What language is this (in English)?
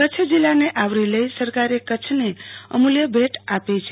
Gujarati